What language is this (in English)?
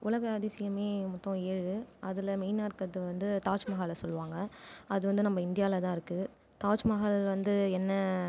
Tamil